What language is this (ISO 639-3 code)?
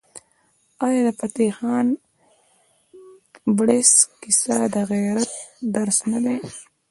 pus